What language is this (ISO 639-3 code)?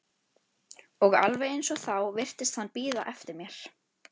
isl